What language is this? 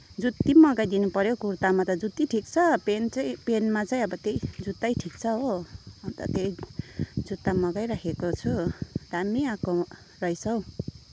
Nepali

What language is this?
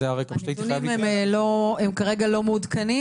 Hebrew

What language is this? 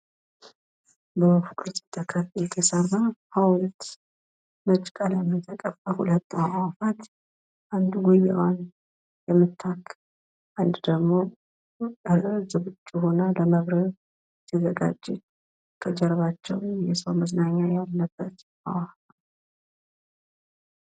Amharic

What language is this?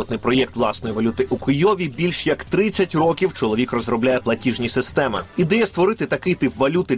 Ukrainian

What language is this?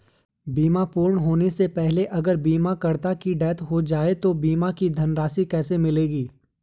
Hindi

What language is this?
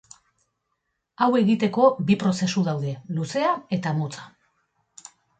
Basque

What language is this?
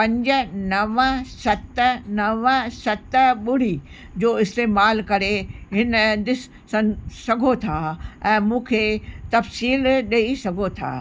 Sindhi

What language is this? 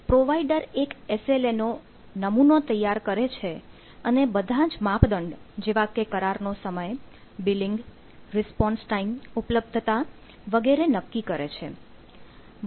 Gujarati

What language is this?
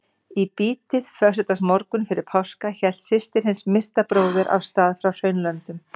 Icelandic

